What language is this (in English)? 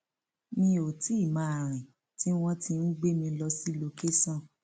Yoruba